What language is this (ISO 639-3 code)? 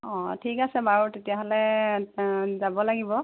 asm